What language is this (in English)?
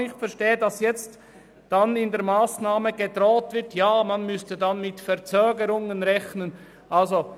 Swiss German